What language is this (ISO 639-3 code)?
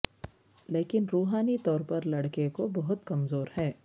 urd